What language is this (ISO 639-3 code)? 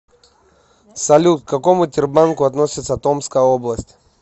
rus